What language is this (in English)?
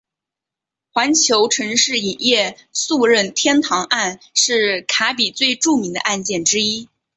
Chinese